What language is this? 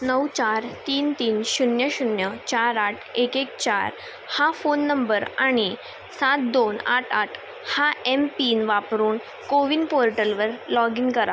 Marathi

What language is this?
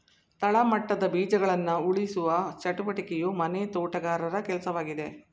Kannada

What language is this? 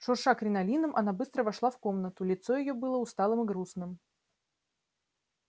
Russian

